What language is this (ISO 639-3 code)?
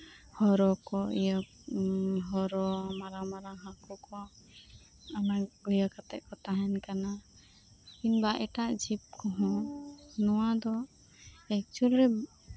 sat